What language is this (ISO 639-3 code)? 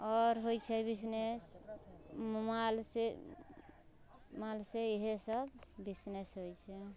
mai